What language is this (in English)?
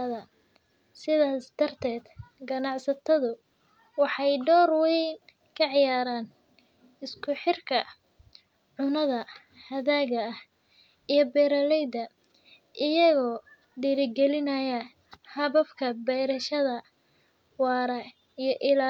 Somali